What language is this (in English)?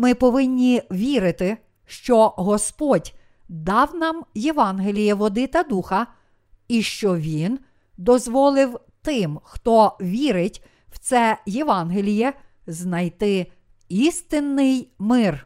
Ukrainian